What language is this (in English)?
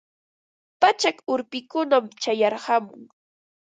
Ambo-Pasco Quechua